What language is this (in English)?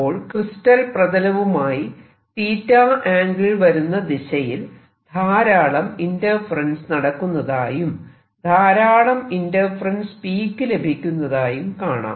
Malayalam